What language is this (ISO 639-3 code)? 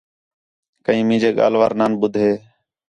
xhe